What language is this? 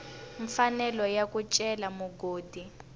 Tsonga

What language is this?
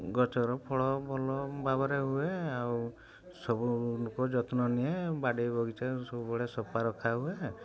Odia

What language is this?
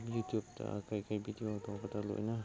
Manipuri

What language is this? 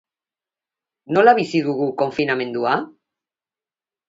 Basque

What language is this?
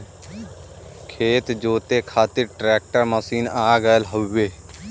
Bhojpuri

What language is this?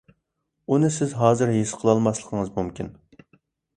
Uyghur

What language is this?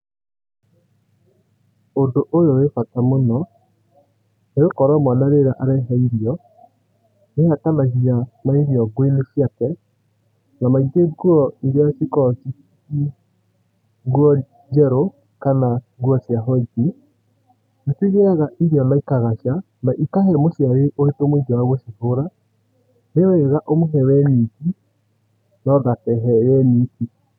Kikuyu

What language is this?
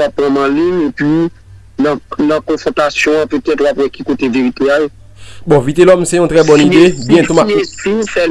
French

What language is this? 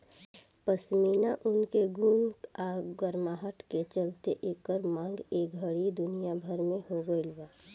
Bhojpuri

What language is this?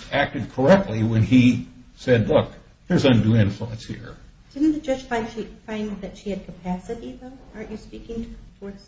English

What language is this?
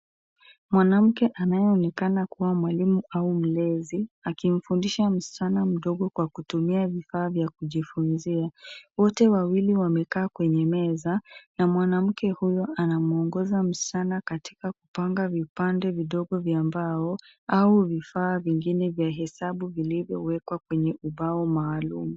Swahili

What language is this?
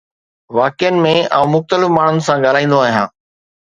Sindhi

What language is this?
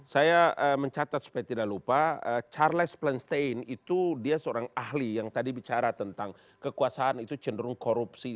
Indonesian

